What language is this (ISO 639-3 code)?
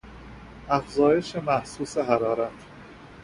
fas